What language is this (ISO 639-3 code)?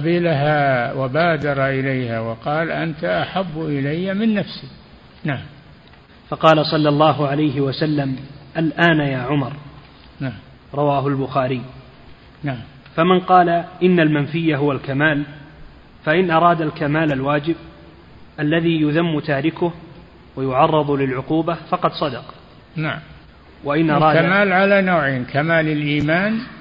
ara